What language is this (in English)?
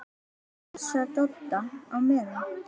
Icelandic